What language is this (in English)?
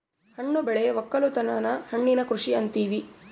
Kannada